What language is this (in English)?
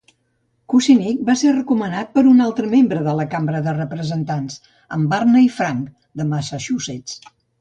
Catalan